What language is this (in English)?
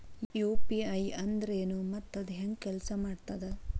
Kannada